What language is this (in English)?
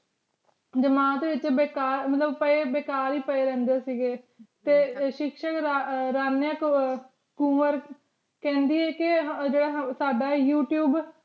Punjabi